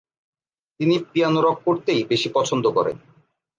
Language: Bangla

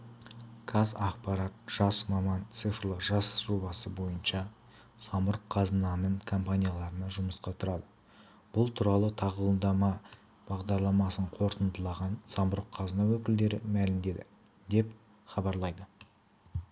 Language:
Kazakh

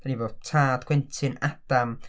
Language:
Welsh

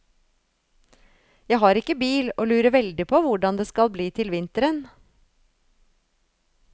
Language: Norwegian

